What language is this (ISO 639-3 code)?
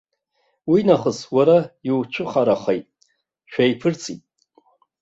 abk